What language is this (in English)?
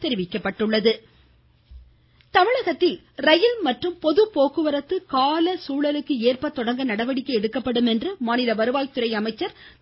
Tamil